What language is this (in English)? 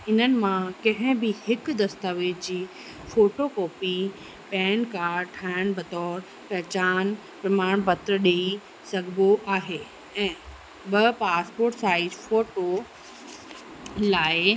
Sindhi